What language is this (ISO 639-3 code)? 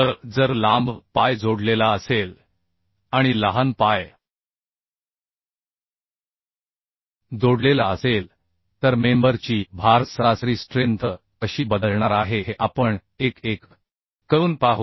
mar